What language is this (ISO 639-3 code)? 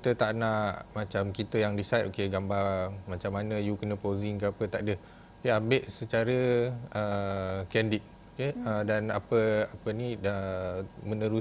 msa